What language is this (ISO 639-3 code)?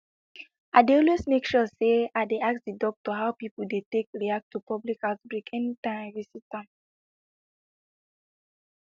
pcm